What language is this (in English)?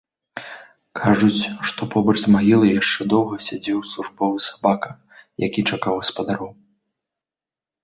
Belarusian